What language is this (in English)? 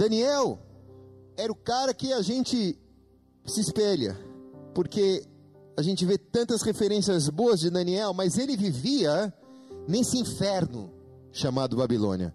Portuguese